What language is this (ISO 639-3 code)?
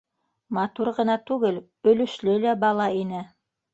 bak